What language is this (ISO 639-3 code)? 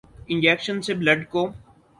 urd